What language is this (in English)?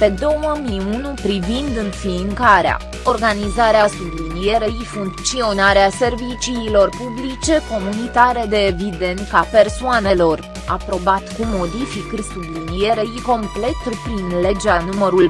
Romanian